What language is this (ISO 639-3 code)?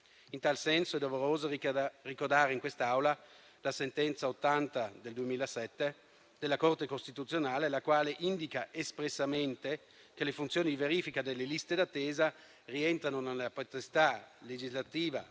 ita